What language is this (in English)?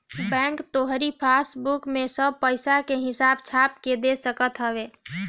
Bhojpuri